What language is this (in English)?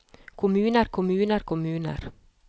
Norwegian